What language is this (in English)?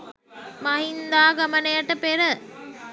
Sinhala